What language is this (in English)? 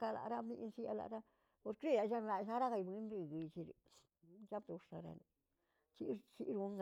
Tilquiapan Zapotec